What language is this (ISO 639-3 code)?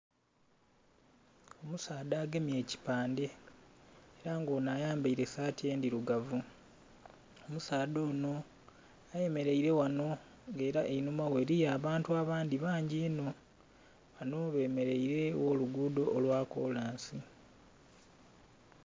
xog